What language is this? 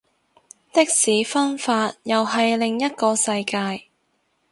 Cantonese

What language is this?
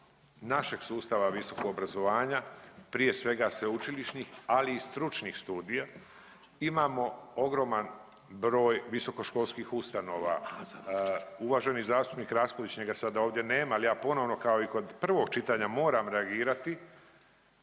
Croatian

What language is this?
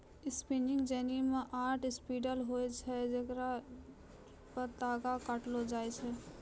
Maithili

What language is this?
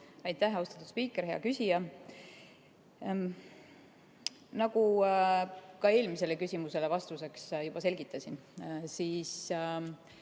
Estonian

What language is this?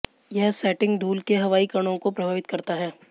Hindi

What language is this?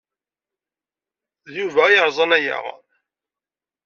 Kabyle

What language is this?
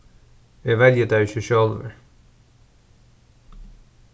Faroese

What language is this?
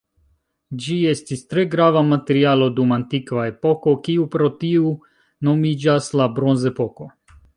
Esperanto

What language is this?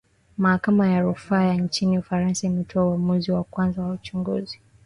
Swahili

